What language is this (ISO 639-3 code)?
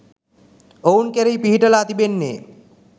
sin